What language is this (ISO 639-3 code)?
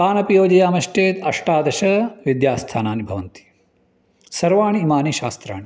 san